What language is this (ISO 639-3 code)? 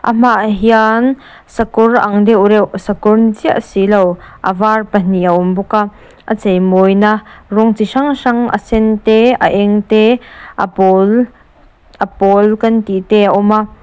lus